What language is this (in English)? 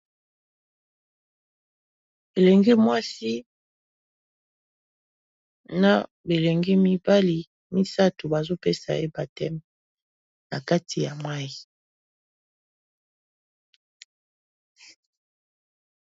Lingala